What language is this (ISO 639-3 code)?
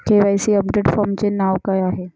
mar